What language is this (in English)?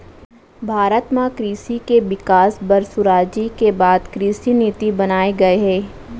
Chhattisgarhi